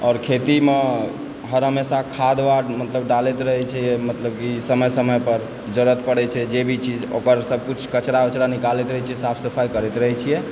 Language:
Maithili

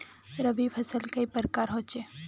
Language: Magahi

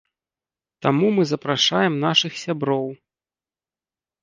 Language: Belarusian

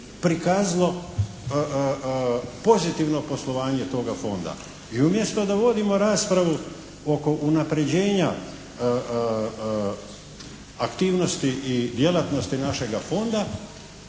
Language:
Croatian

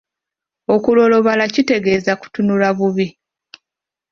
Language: Ganda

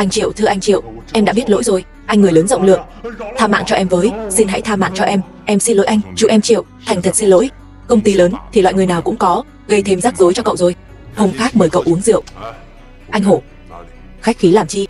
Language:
Vietnamese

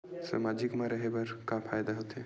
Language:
Chhattisgarhi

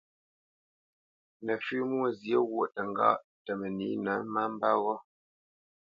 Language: Bamenyam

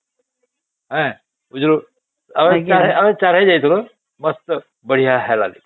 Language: Odia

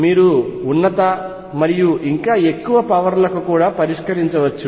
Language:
Telugu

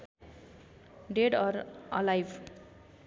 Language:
Nepali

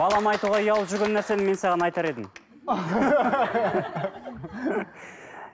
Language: Kazakh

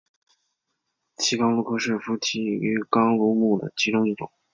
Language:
Chinese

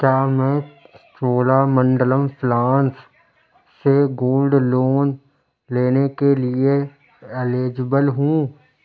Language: Urdu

